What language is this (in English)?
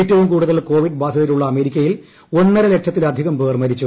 Malayalam